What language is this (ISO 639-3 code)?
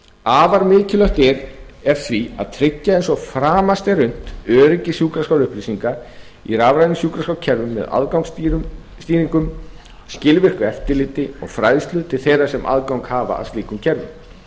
isl